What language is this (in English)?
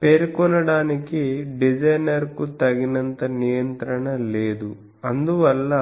Telugu